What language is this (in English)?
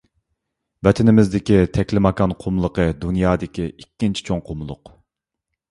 Uyghur